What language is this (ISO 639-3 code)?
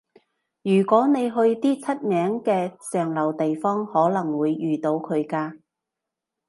yue